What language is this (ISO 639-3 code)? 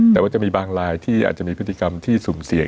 tha